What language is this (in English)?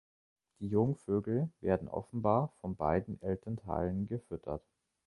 German